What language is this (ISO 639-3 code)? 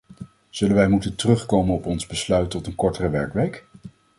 nld